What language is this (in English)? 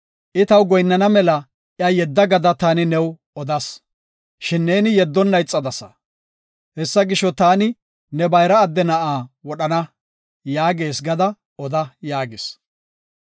Gofa